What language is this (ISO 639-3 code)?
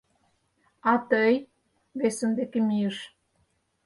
chm